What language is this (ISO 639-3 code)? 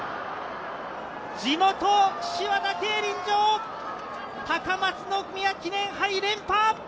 jpn